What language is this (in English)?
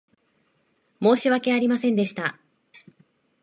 Japanese